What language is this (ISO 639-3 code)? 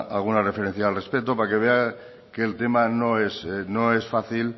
spa